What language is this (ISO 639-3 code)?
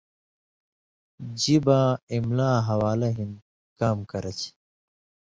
mvy